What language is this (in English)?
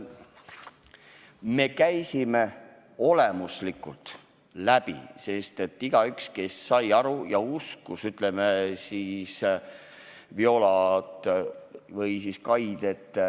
Estonian